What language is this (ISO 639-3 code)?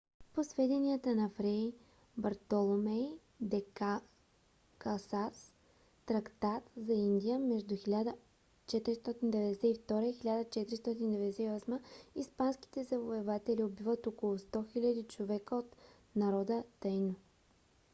bul